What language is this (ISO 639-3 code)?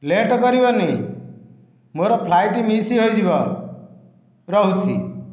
ori